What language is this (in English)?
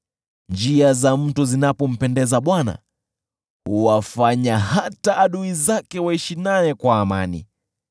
Swahili